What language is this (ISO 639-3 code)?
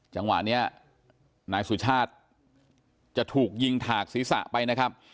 tha